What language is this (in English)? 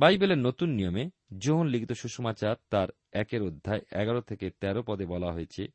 Bangla